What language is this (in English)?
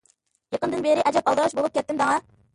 Uyghur